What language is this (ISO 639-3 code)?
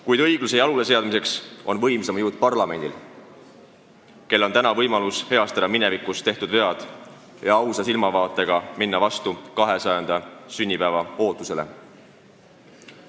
est